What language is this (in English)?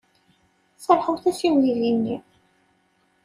Kabyle